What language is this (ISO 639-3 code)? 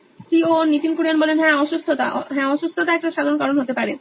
ben